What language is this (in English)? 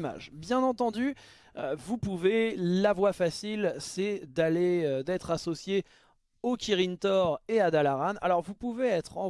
French